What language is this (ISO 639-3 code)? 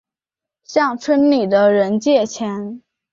zho